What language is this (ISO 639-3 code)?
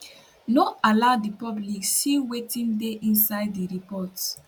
pcm